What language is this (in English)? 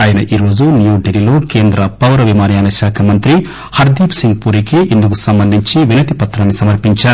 Telugu